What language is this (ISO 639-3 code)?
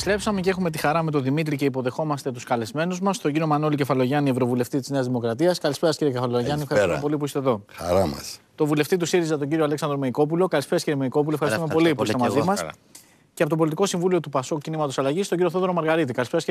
ell